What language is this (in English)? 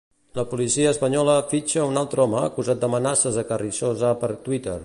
Catalan